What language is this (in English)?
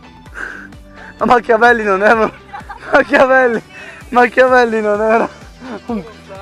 Italian